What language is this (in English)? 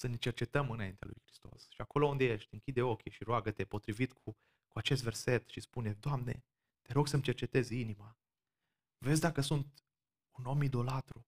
Romanian